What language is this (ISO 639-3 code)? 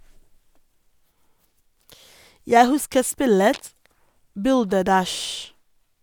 nor